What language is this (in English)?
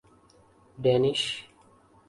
Urdu